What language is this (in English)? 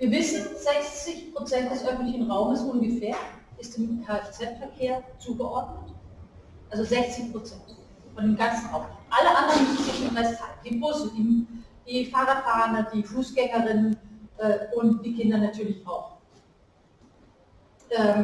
German